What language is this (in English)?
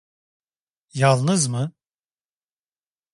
Turkish